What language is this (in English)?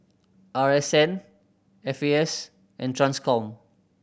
English